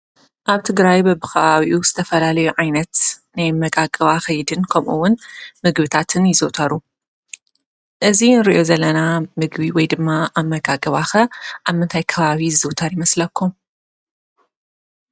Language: Tigrinya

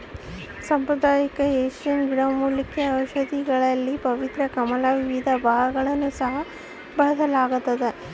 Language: Kannada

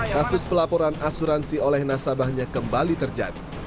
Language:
Indonesian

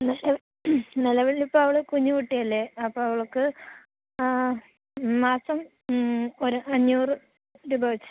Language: Malayalam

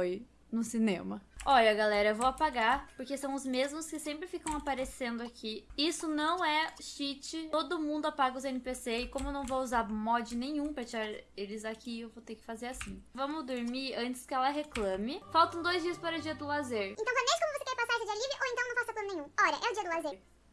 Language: Portuguese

